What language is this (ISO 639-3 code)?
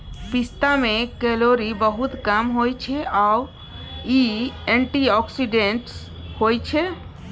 mai